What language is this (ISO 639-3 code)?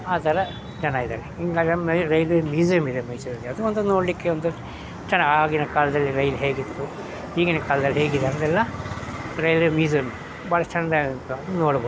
kan